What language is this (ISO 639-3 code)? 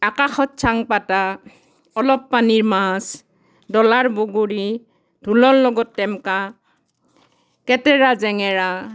asm